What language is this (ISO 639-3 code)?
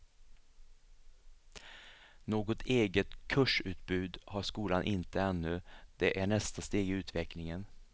swe